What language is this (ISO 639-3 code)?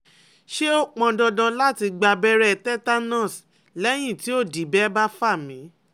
yor